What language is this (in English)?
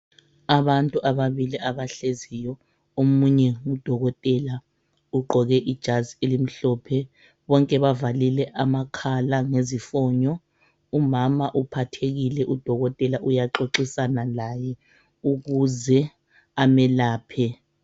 North Ndebele